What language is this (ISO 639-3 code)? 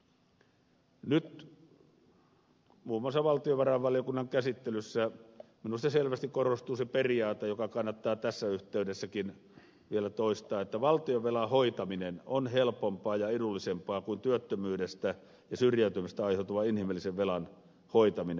fin